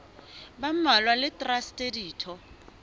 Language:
Southern Sotho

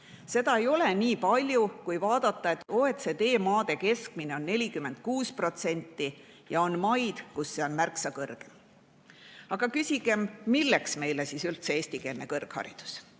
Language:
Estonian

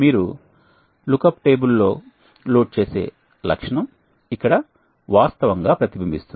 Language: Telugu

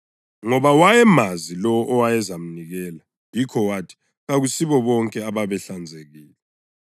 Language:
North Ndebele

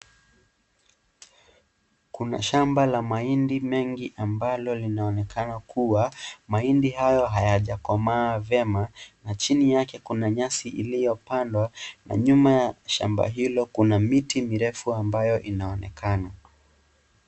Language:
Swahili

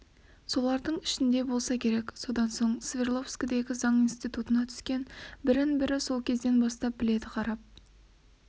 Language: Kazakh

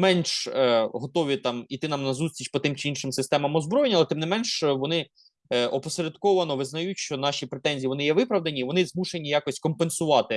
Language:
Ukrainian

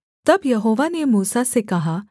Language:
Hindi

